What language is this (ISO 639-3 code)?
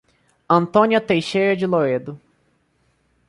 por